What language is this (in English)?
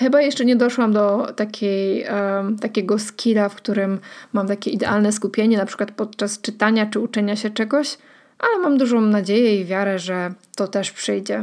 Polish